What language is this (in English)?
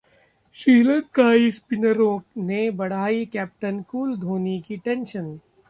Hindi